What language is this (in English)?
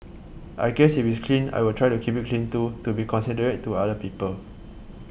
English